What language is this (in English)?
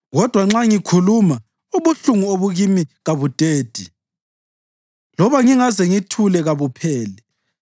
North Ndebele